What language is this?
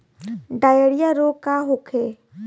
Bhojpuri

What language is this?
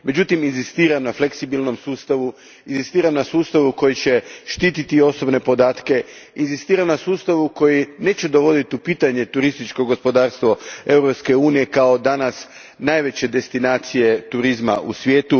Croatian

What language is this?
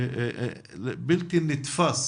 Hebrew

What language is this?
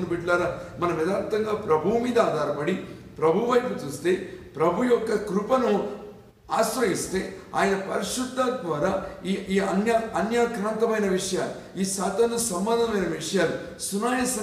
Telugu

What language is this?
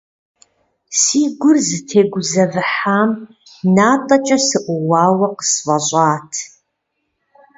Kabardian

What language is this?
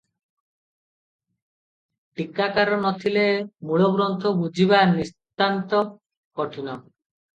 Odia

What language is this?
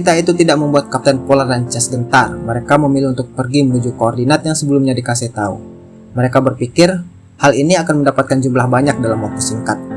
Indonesian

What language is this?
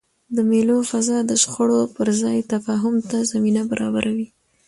Pashto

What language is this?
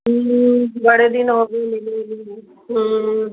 Punjabi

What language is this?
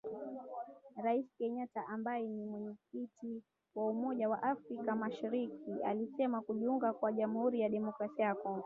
Swahili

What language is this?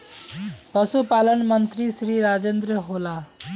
Magahi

